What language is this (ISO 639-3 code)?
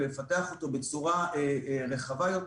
heb